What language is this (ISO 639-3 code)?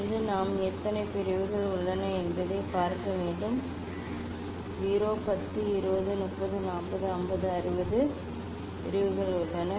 tam